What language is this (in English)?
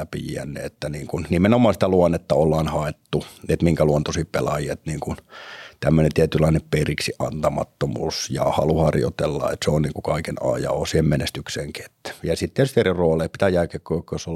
Finnish